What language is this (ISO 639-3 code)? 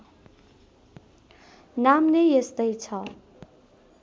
nep